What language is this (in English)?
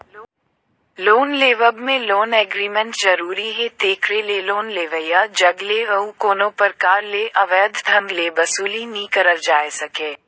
Chhattisgarhi